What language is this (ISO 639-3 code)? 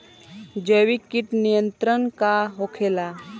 bho